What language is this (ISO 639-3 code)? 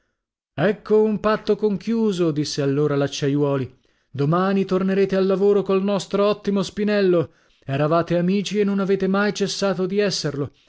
ita